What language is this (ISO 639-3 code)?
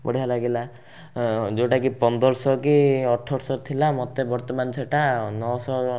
ori